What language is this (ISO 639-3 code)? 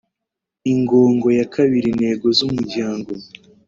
kin